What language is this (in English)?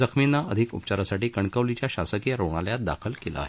Marathi